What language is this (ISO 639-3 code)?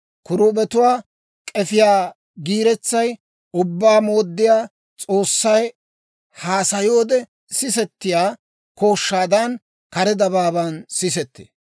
dwr